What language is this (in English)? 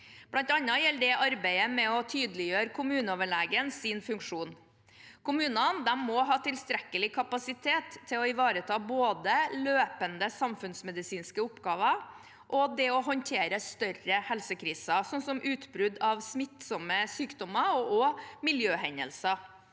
Norwegian